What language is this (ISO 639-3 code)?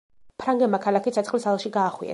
kat